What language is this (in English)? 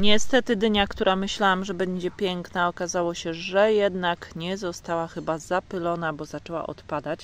Polish